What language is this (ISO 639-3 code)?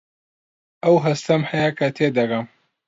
ckb